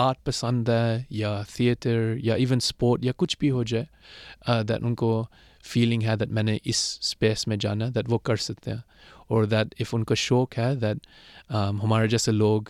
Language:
Urdu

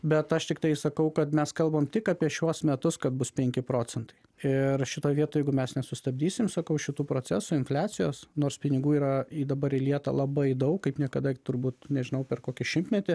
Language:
Lithuanian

